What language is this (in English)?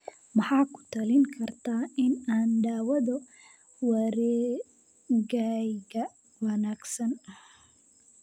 Somali